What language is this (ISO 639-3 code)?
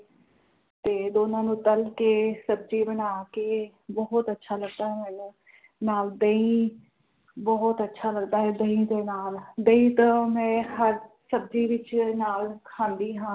pan